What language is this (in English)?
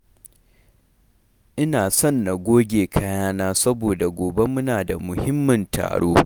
Hausa